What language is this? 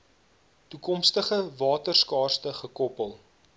Afrikaans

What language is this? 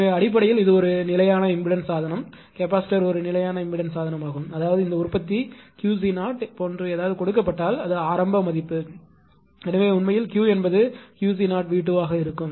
Tamil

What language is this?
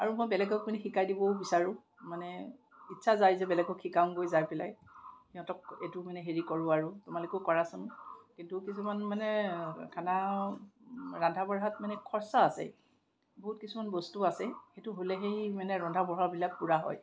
Assamese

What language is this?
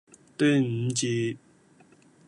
Cantonese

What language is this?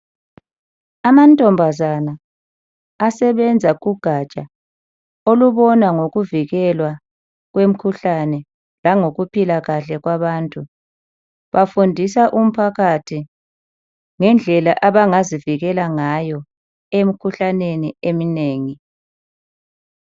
North Ndebele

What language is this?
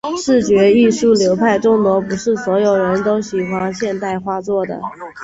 Chinese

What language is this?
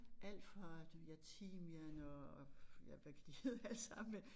Danish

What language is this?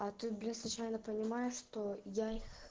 Russian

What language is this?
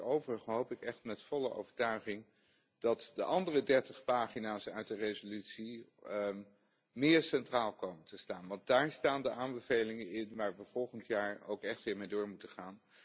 Dutch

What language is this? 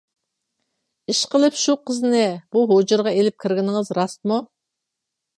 Uyghur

